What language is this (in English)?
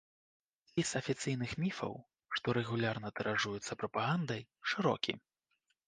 Belarusian